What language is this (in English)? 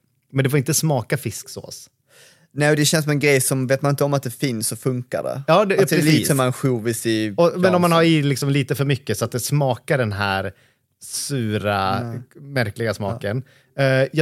Swedish